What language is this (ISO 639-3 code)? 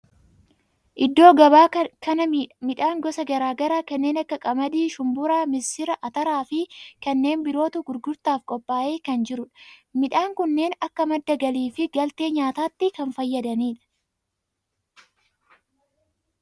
orm